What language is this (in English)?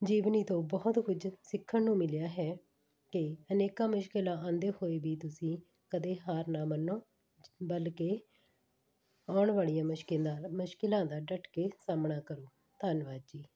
Punjabi